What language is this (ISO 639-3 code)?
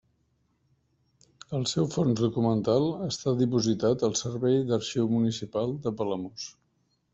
cat